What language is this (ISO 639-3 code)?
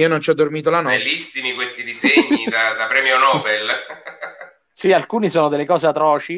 ita